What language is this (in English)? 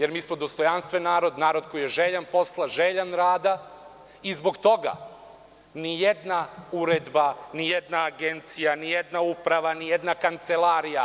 Serbian